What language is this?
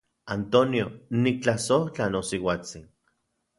Central Puebla Nahuatl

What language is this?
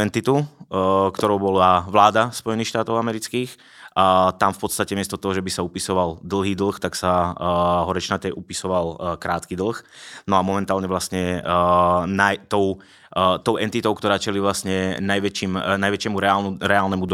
Czech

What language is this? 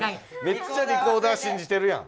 Japanese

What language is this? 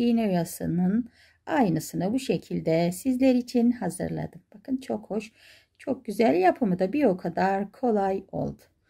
Turkish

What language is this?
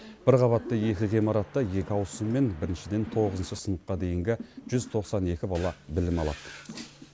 Kazakh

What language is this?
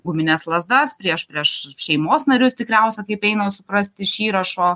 Lithuanian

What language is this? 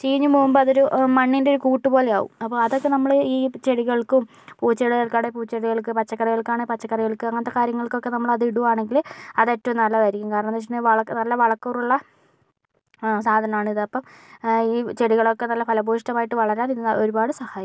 Malayalam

